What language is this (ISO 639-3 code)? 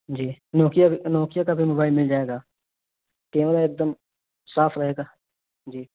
urd